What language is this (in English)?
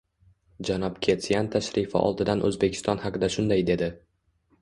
Uzbek